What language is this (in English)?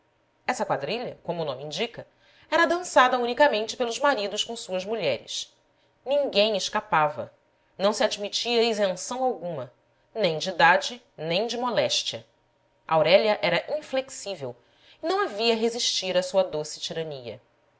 Portuguese